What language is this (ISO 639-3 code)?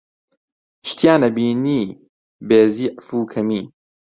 ckb